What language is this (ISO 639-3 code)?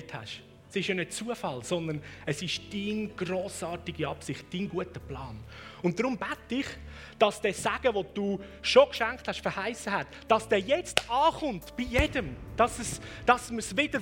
deu